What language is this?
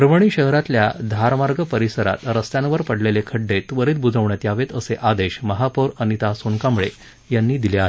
Marathi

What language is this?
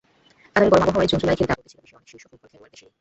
Bangla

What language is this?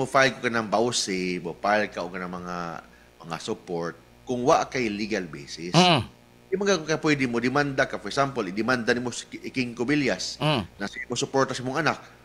Filipino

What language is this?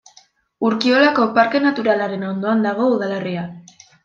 Basque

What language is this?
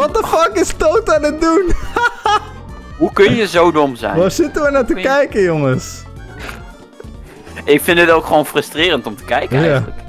Dutch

